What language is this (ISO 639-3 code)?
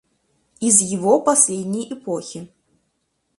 rus